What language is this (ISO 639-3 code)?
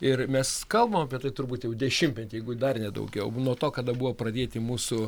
lit